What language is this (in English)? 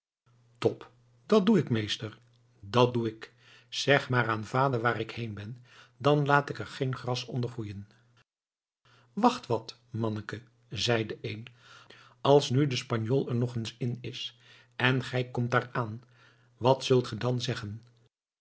Dutch